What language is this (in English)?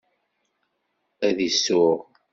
Kabyle